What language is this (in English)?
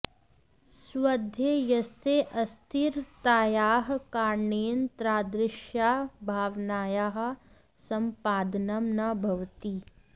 Sanskrit